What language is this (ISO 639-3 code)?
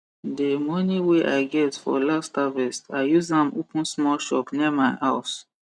pcm